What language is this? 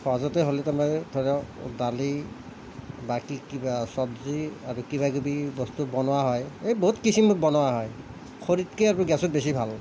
Assamese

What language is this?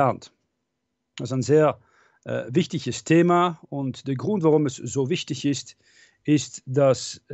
German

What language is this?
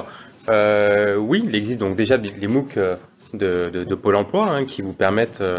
French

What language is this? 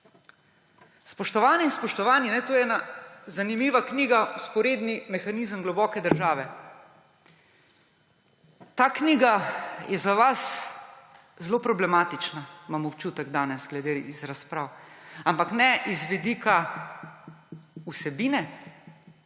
Slovenian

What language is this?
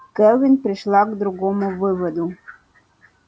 Russian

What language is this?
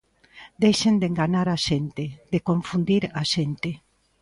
Galician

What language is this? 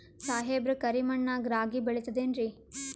Kannada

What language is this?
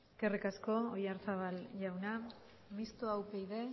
Basque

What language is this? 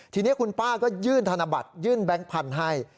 Thai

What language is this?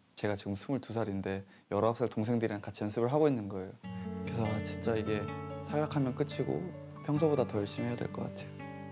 Korean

